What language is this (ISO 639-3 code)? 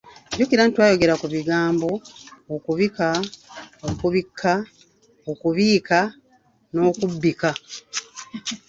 lug